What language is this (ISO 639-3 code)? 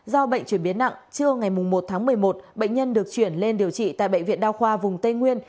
vie